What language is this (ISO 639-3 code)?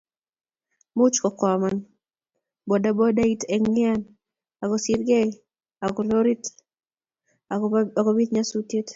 kln